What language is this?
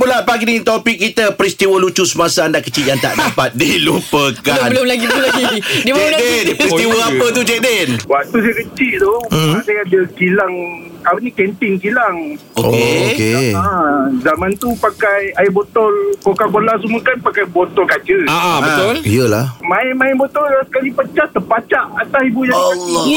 Malay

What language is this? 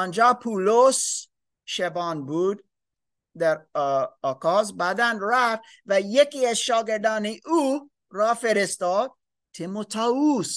Persian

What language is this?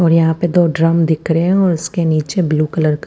Hindi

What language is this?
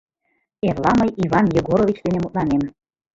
Mari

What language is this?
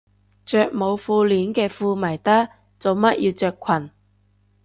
Cantonese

